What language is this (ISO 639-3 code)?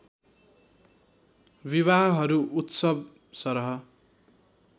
nep